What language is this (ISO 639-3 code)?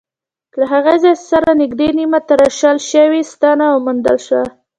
pus